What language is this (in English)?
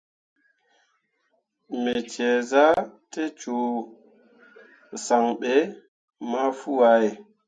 Mundang